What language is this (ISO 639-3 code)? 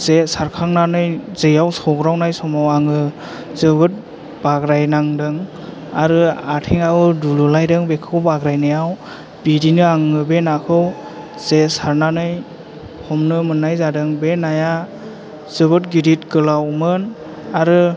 brx